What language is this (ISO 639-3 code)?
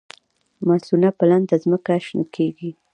pus